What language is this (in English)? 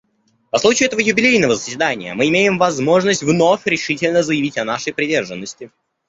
Russian